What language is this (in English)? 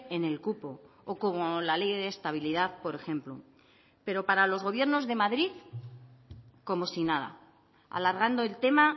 Spanish